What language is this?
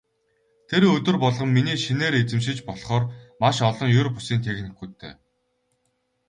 Mongolian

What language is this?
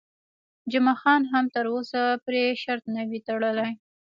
Pashto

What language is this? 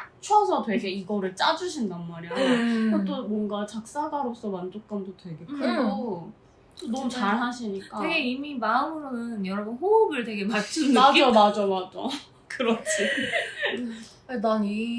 Korean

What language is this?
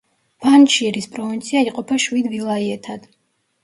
Georgian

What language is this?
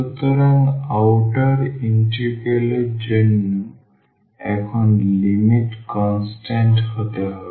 Bangla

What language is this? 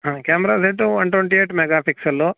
Kannada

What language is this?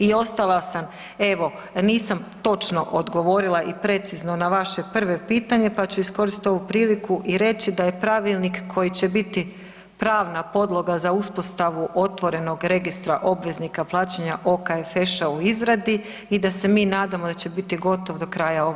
Croatian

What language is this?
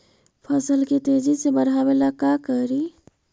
Magahi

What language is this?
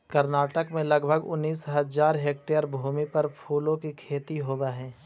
Magahi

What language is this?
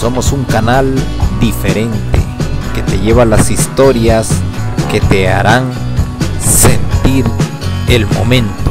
Spanish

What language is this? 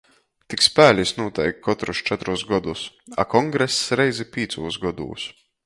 Latgalian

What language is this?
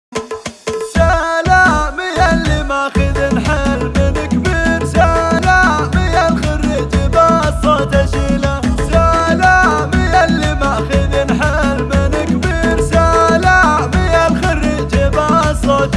Arabic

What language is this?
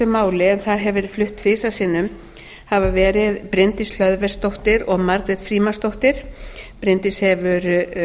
Icelandic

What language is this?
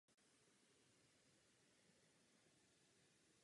Czech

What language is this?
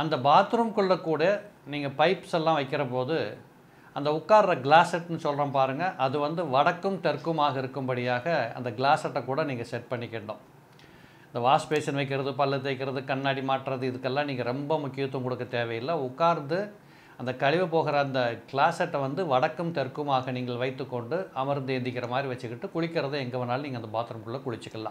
Turkish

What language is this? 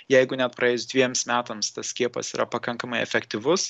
Lithuanian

